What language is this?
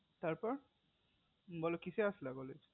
Bangla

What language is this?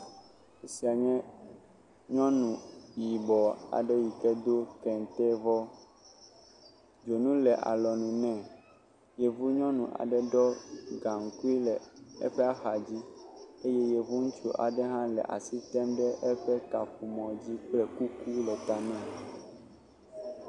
Ewe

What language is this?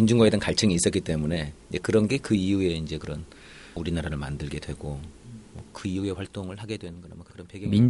Korean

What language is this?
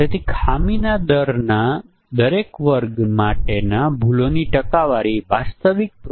Gujarati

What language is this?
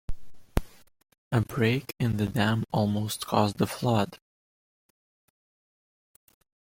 English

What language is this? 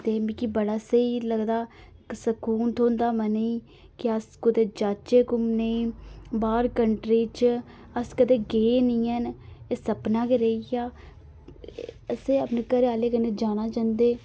Dogri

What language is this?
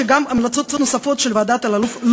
Hebrew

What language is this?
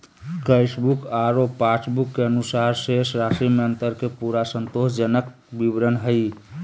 Magahi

